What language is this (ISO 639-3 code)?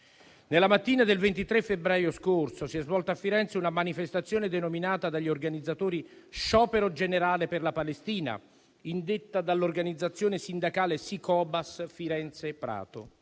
ita